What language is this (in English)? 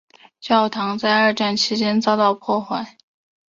Chinese